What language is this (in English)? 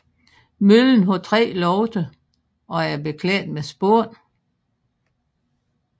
Danish